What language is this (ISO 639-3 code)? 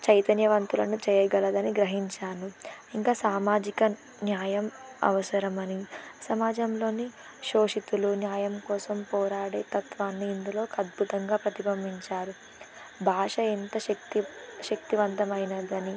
tel